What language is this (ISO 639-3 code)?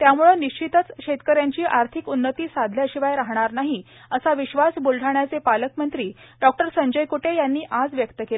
mar